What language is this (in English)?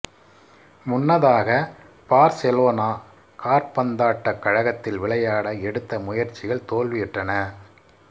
Tamil